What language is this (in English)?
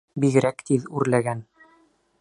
Bashkir